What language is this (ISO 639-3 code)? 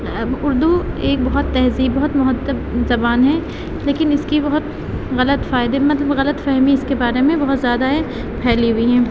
urd